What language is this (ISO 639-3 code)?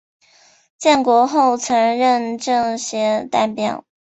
zho